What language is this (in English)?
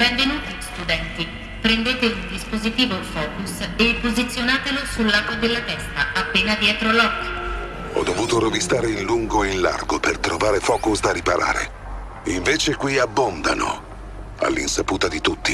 Italian